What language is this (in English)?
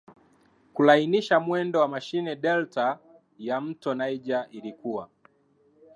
Swahili